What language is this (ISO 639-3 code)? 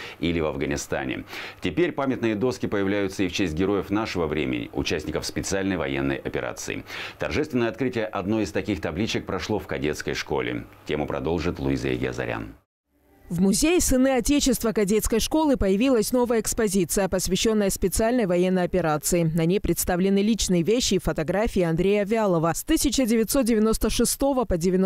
rus